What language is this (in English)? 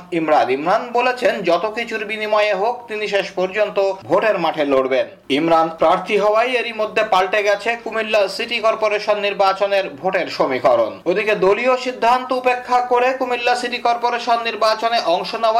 Bangla